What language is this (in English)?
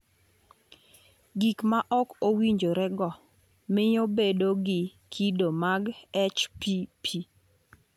Luo (Kenya and Tanzania)